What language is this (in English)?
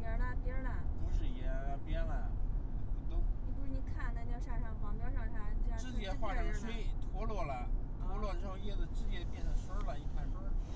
Chinese